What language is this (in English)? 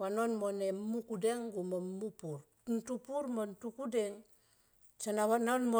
Tomoip